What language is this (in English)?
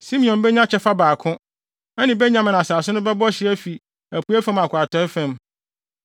Akan